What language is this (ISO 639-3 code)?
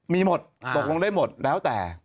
tha